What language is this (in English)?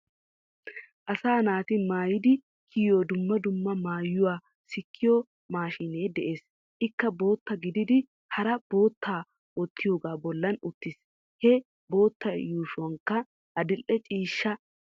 Wolaytta